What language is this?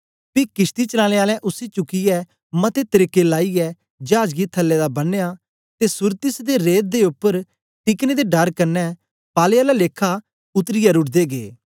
Dogri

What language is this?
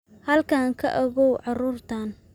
Somali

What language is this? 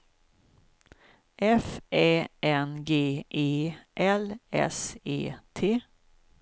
Swedish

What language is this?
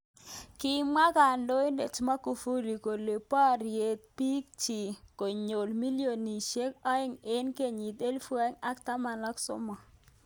Kalenjin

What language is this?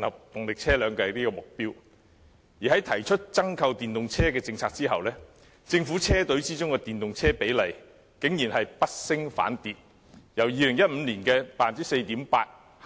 Cantonese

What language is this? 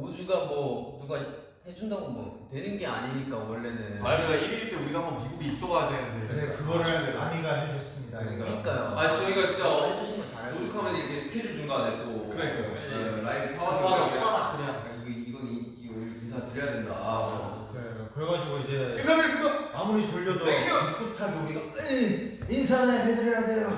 Korean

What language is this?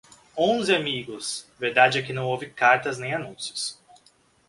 Portuguese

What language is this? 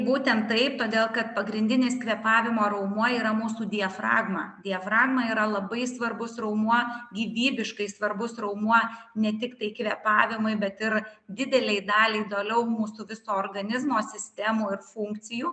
Lithuanian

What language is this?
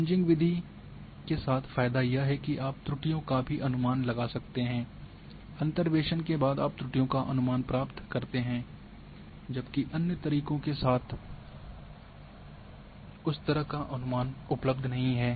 Hindi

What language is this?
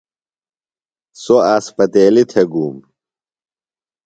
Phalura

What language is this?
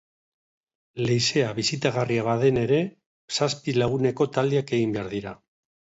Basque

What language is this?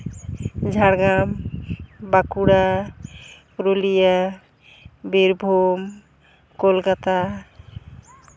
Santali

